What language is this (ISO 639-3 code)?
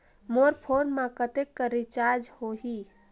hne